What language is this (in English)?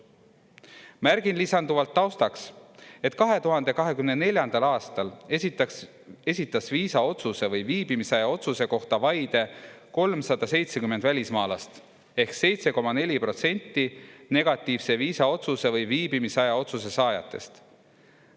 Estonian